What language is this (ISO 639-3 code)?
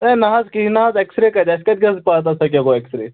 kas